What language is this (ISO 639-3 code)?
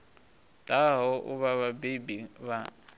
ven